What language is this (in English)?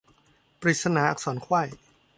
Thai